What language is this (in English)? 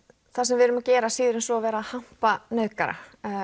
Icelandic